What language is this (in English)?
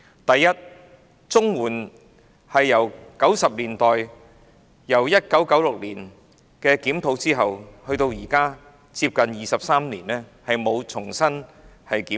Cantonese